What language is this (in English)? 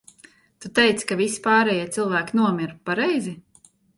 Latvian